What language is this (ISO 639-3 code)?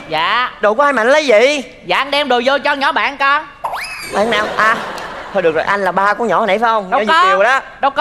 vie